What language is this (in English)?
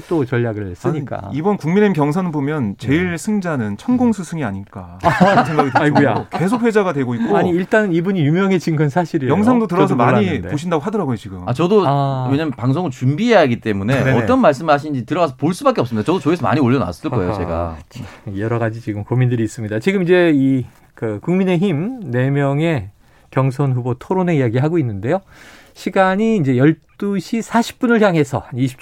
Korean